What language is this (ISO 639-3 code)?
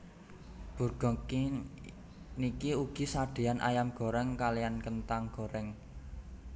jav